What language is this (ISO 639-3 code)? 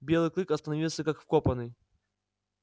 rus